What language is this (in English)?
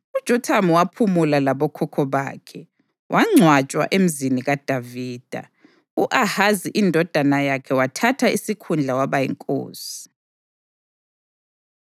North Ndebele